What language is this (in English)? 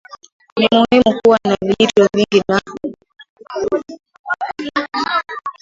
Swahili